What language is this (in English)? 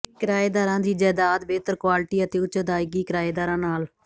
Punjabi